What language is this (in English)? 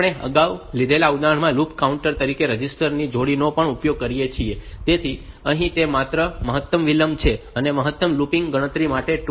Gujarati